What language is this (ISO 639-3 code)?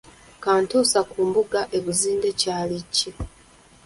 lug